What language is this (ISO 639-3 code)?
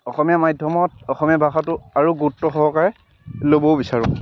asm